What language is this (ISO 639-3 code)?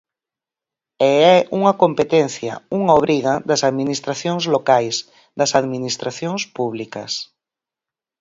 glg